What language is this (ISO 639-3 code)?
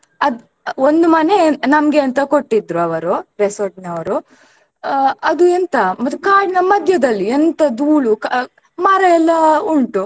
kan